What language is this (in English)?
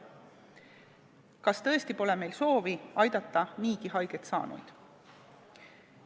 Estonian